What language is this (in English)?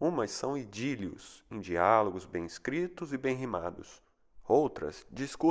Portuguese